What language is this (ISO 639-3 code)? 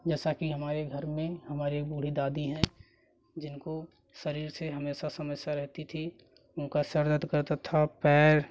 hin